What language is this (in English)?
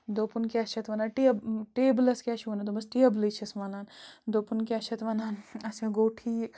Kashmiri